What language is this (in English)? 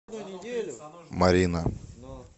Russian